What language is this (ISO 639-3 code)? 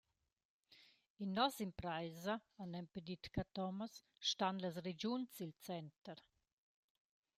roh